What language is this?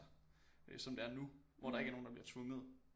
Danish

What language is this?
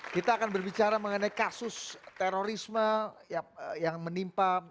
Indonesian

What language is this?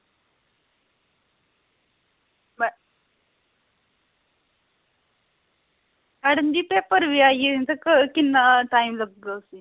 Dogri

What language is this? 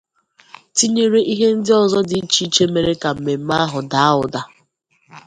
Igbo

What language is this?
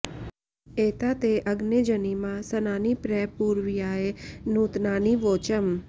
Sanskrit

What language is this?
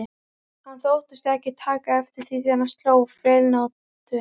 Icelandic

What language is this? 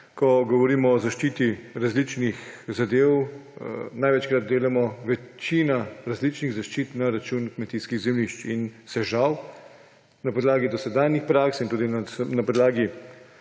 Slovenian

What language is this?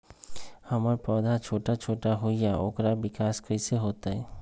Magahi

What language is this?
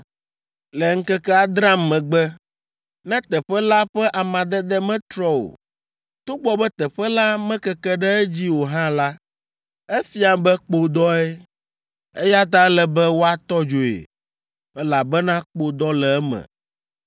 Ewe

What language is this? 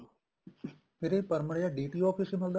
Punjabi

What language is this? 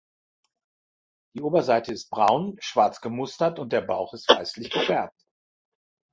German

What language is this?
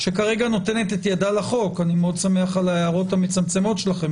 Hebrew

